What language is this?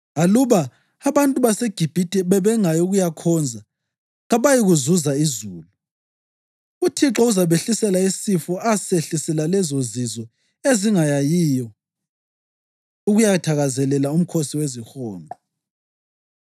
North Ndebele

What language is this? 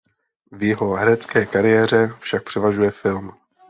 Czech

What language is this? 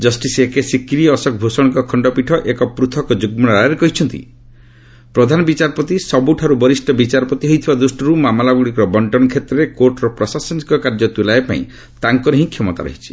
Odia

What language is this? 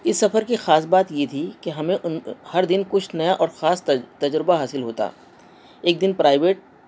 Urdu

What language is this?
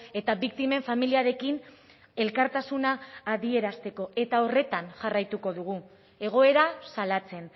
Basque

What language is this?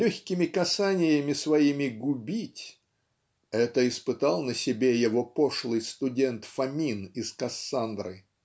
Russian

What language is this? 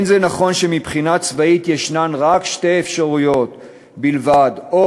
Hebrew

